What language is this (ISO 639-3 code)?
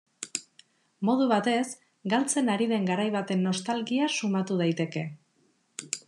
eus